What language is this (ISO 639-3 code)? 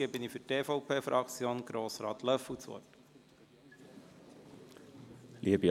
gsw